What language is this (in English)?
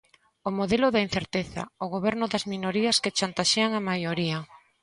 Galician